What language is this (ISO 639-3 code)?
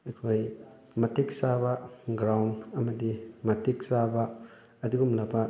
mni